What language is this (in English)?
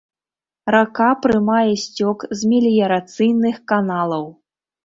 Belarusian